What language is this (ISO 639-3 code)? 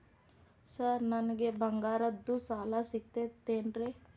kan